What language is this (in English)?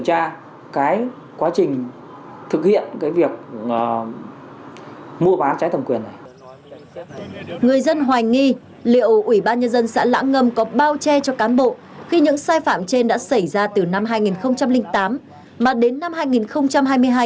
Vietnamese